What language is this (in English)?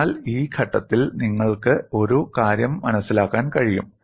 Malayalam